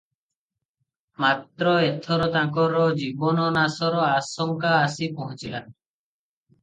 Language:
Odia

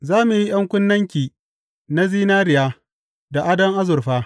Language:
Hausa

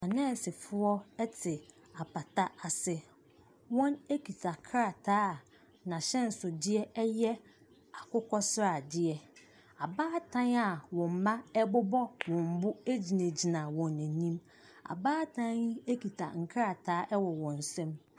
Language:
Akan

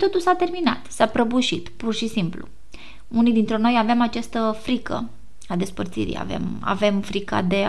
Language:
Romanian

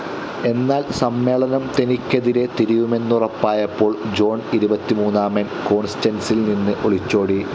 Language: Malayalam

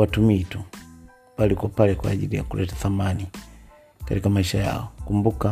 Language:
Swahili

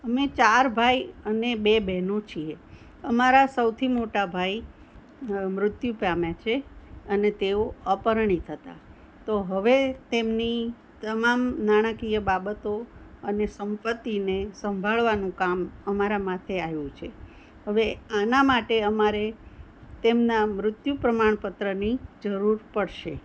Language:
Gujarati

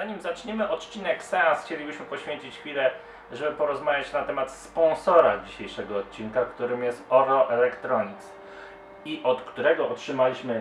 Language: Polish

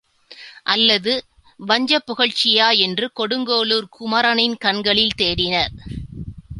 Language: Tamil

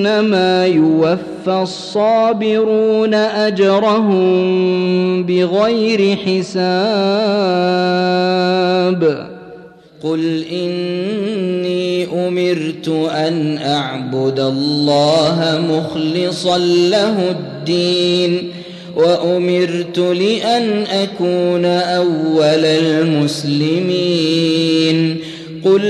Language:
Arabic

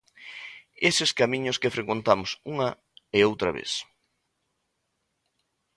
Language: Galician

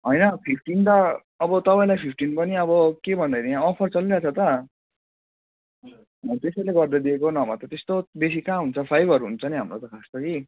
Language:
Nepali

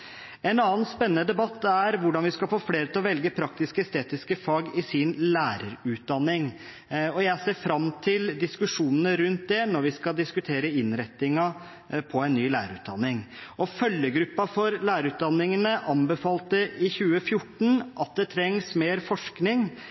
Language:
Norwegian Bokmål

